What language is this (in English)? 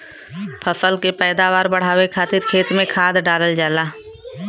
Bhojpuri